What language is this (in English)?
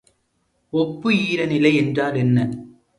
Tamil